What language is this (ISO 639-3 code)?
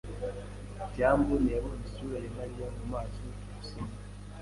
kin